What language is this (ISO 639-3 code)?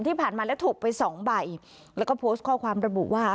tha